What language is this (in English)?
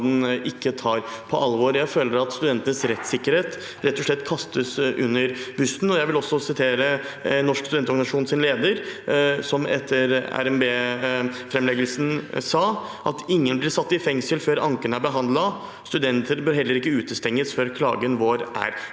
Norwegian